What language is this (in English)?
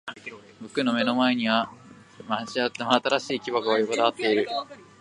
Japanese